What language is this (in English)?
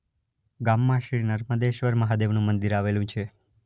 Gujarati